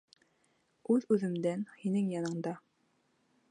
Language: Bashkir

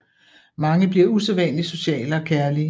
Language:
Danish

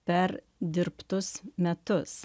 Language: Lithuanian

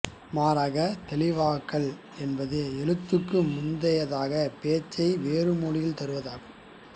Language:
Tamil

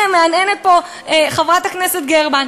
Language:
Hebrew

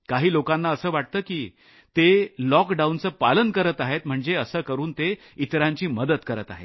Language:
Marathi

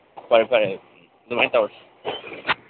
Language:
Manipuri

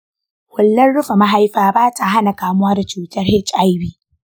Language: Hausa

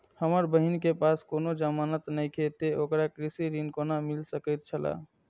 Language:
Maithili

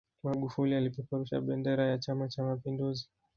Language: Swahili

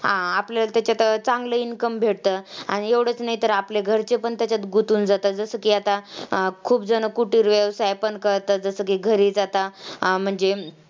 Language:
Marathi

